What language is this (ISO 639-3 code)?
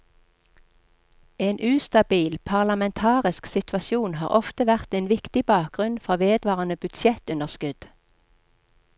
nor